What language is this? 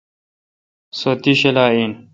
Kalkoti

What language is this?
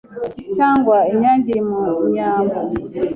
Kinyarwanda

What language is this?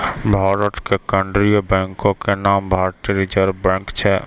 Maithili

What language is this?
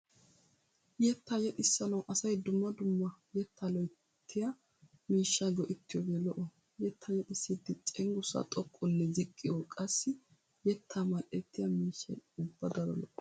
Wolaytta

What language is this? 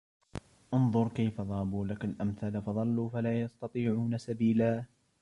Arabic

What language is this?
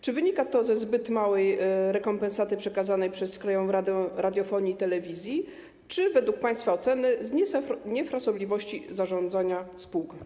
Polish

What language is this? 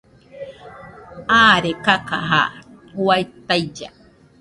Nüpode Huitoto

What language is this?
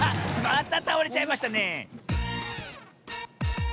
Japanese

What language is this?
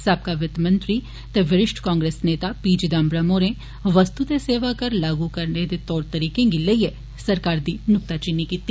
Dogri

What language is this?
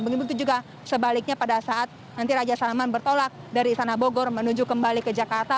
Indonesian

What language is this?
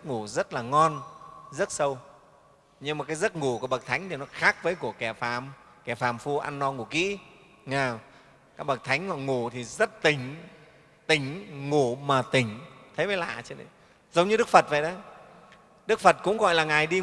Vietnamese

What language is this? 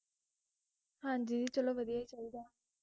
Punjabi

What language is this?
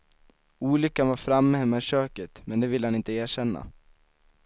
Swedish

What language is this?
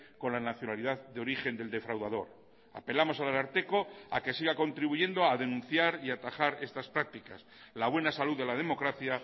Spanish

